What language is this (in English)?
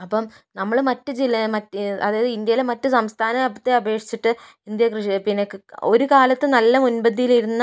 Malayalam